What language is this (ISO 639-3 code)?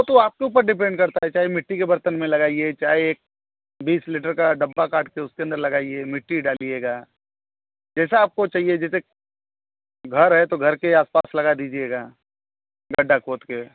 hin